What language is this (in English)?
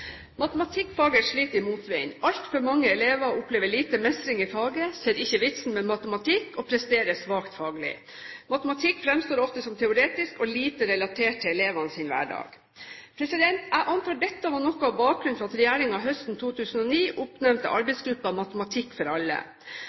Norwegian Bokmål